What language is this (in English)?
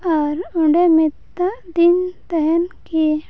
Santali